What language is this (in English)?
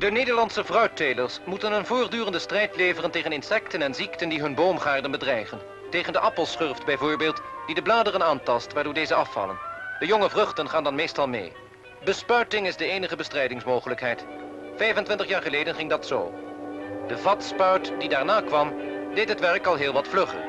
Dutch